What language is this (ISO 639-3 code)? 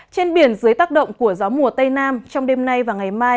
vie